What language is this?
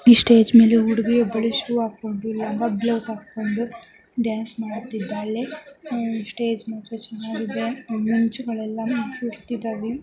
Kannada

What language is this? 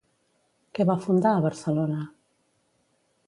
Catalan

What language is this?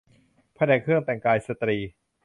Thai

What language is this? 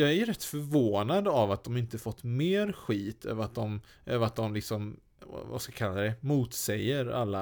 Swedish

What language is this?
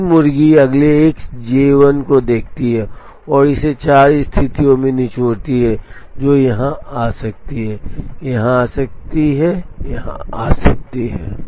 Hindi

